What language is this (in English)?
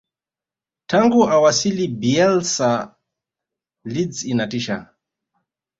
Swahili